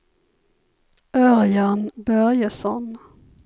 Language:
Swedish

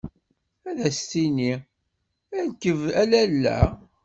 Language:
Kabyle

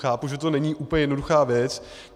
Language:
Czech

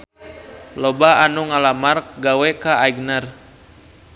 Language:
Sundanese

